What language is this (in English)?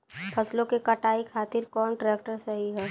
Bhojpuri